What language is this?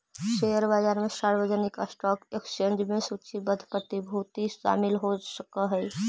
Magahi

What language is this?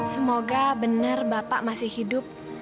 Indonesian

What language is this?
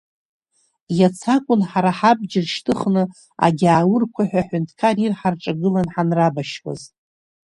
Abkhazian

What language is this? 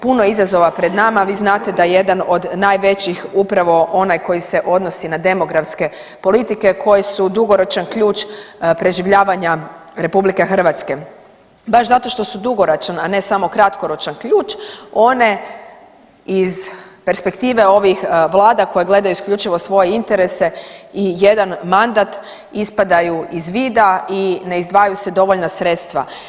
Croatian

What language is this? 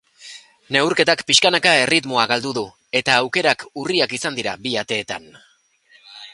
Basque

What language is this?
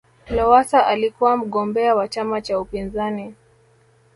Swahili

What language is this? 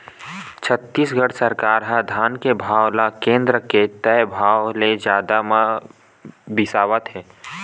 Chhattisgarhi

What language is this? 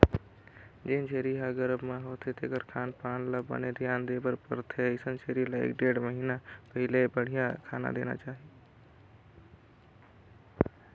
Chhattisgarhi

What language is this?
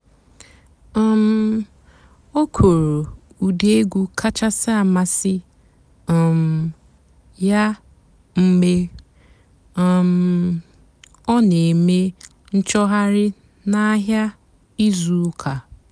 Igbo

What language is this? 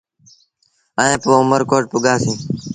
Sindhi Bhil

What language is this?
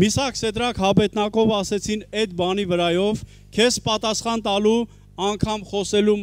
Turkish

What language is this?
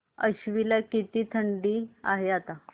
Marathi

